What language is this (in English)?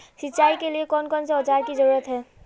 Magahi